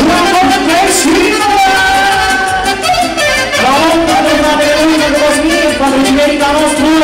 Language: Romanian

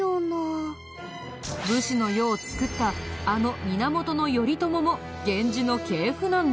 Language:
Japanese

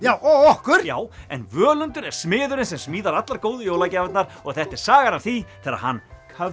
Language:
Icelandic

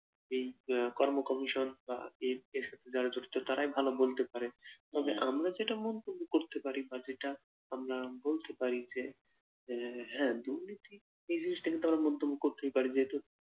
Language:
Bangla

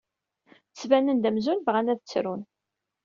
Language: Kabyle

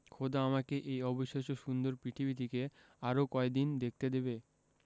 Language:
Bangla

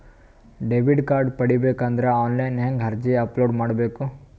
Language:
Kannada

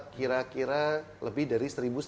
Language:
Indonesian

